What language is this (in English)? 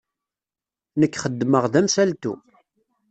Kabyle